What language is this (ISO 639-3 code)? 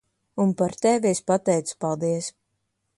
lav